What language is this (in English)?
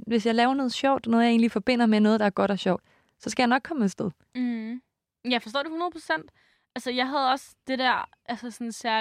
Danish